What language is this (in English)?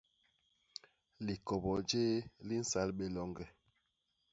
Basaa